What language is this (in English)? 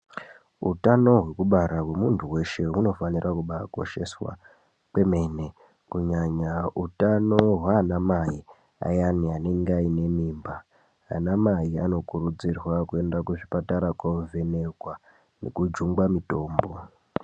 Ndau